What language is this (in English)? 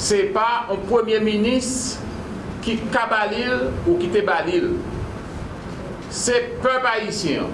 French